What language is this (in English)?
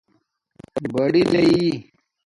Domaaki